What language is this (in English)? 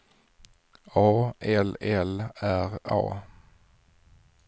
Swedish